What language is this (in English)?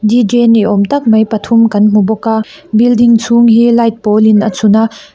Mizo